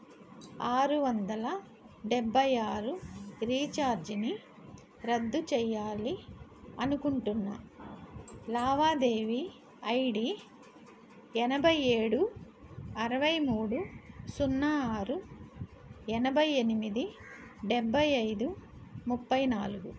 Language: Telugu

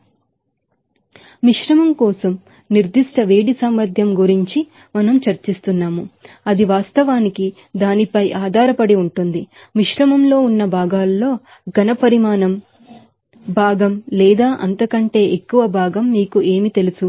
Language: Telugu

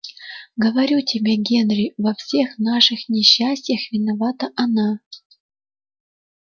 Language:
Russian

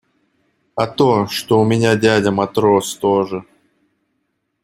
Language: Russian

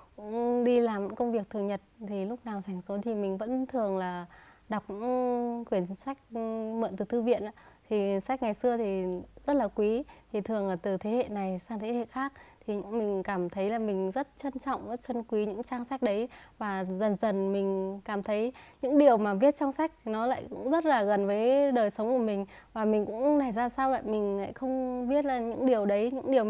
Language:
Vietnamese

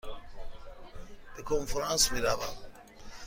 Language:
Persian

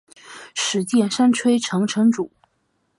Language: Chinese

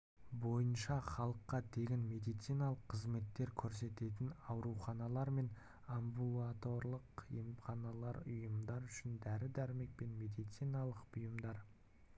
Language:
Kazakh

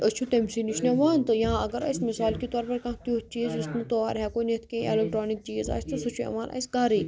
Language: Kashmiri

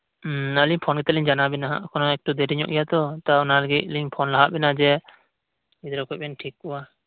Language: Santali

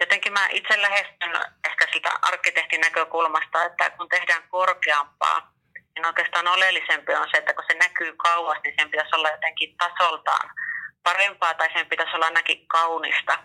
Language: Finnish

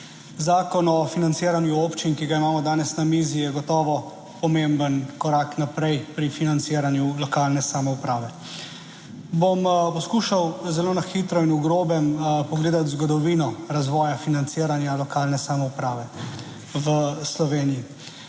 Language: Slovenian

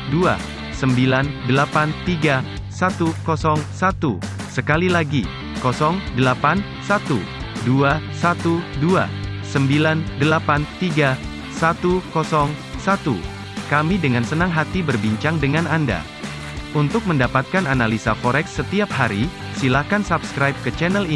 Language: Indonesian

